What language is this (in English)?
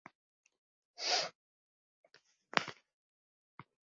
Central Kurdish